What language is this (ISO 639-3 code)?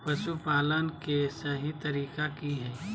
mag